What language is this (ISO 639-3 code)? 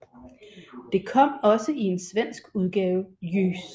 dan